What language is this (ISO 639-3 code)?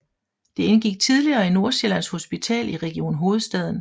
dan